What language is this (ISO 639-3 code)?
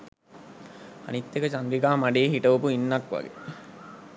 sin